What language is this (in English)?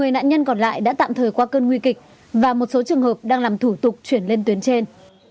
Vietnamese